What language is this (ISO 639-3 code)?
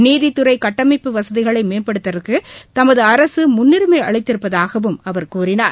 tam